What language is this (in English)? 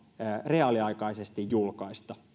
Finnish